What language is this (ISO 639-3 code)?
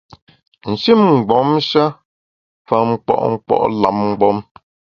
bax